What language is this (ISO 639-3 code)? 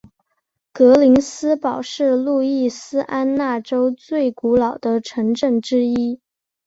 zho